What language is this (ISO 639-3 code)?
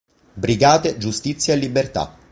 ita